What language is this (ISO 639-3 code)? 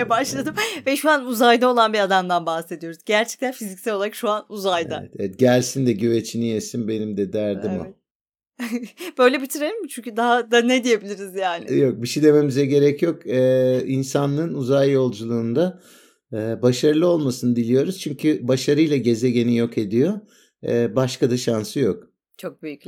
tur